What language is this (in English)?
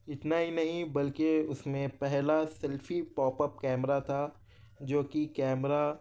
Urdu